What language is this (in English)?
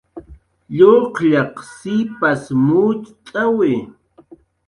Jaqaru